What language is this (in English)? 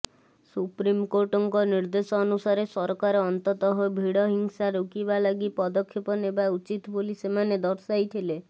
Odia